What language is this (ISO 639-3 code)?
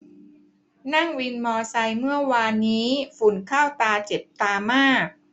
tha